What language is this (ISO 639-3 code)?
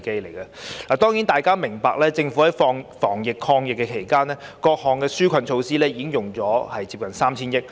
yue